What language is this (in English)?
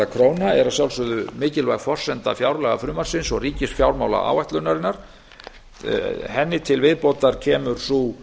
Icelandic